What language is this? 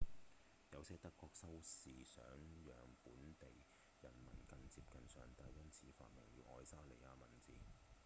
Cantonese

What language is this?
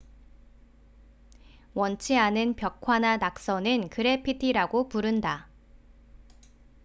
Korean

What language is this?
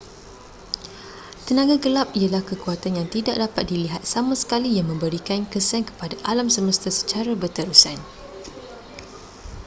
Malay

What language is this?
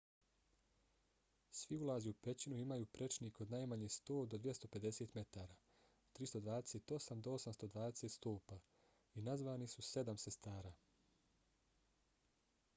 Bosnian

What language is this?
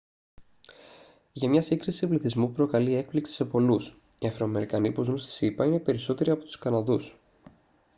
Greek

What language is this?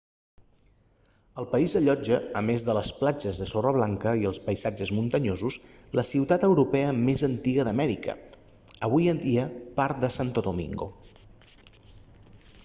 Catalan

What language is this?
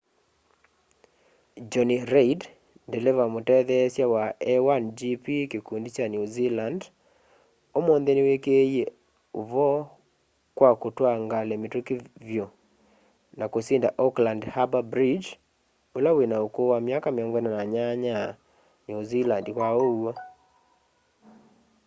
Kamba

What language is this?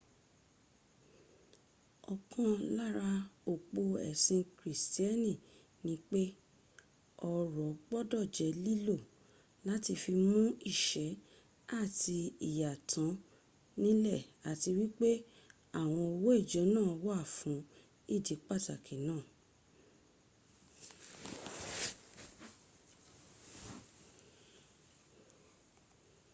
Yoruba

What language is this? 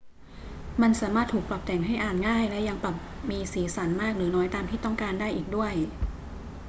Thai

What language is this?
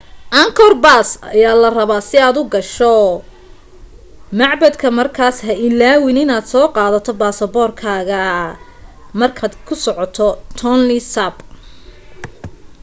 Somali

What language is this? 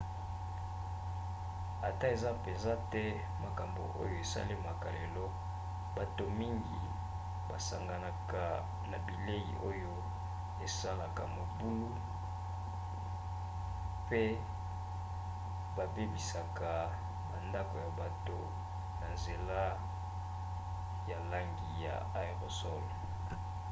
Lingala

